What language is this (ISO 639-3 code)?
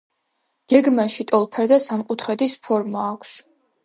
kat